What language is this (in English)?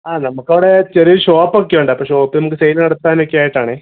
Malayalam